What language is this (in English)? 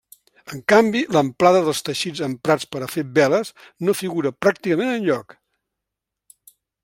Catalan